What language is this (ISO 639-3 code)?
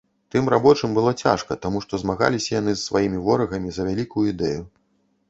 bel